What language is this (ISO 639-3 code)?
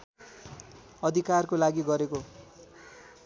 nep